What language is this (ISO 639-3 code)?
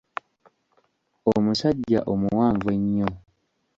lug